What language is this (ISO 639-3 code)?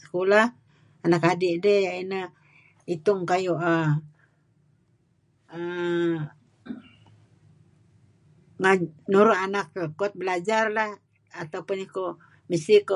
kzi